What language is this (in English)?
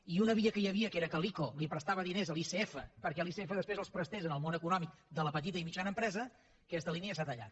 Catalan